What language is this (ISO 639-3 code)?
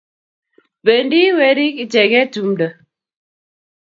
kln